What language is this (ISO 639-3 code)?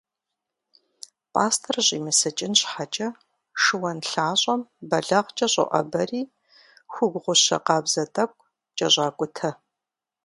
kbd